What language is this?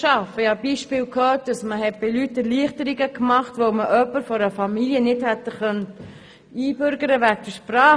Swiss German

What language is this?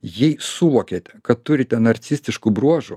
Lithuanian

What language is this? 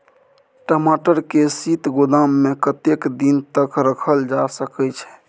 Maithili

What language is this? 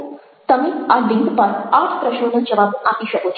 Gujarati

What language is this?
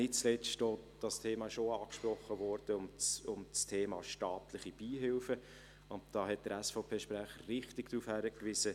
Swiss German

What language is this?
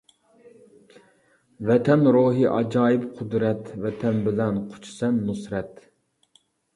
Uyghur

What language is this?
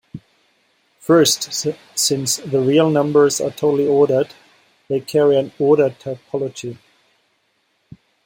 English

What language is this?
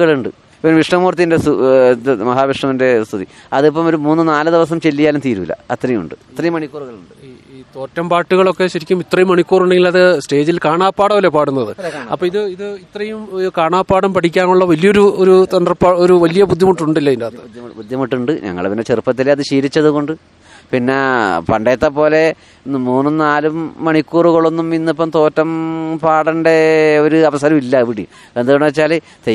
Malayalam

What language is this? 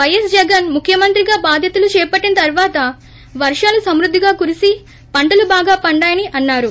Telugu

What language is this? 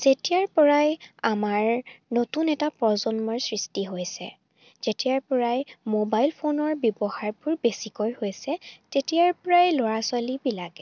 Assamese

